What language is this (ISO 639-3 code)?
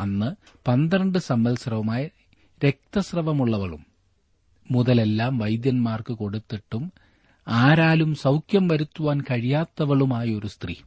mal